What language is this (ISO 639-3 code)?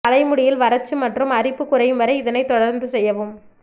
tam